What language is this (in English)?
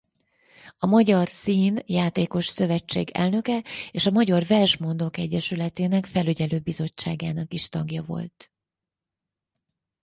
Hungarian